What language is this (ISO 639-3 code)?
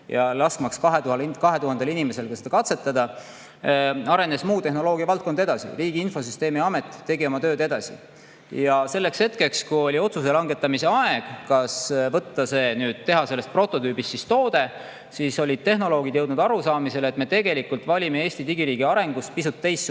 est